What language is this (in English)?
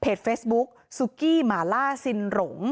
Thai